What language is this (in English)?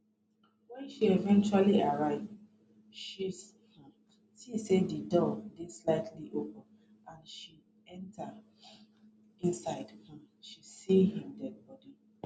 Nigerian Pidgin